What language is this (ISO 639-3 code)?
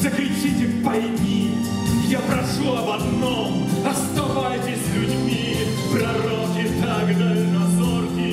rus